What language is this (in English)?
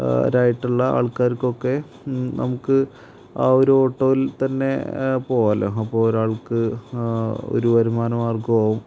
Malayalam